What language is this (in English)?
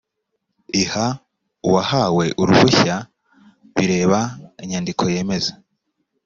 Kinyarwanda